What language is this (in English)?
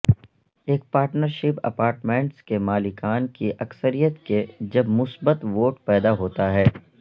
Urdu